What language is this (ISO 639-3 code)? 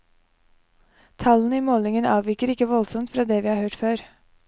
nor